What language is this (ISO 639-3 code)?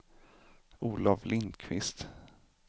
swe